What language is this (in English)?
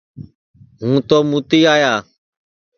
Sansi